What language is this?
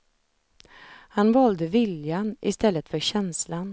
Swedish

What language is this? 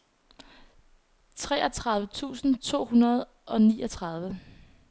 Danish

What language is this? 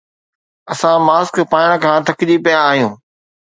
Sindhi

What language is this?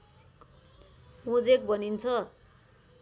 Nepali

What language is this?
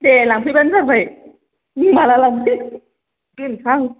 Bodo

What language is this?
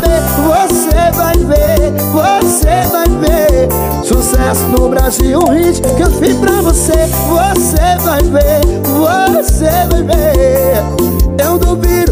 Portuguese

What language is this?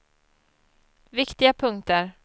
Swedish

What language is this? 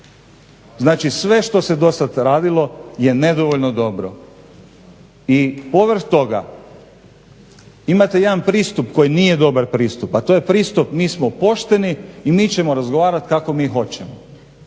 Croatian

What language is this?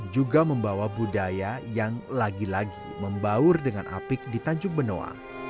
Indonesian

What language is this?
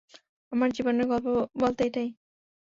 Bangla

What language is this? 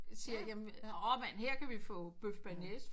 Danish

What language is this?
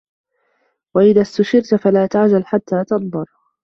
Arabic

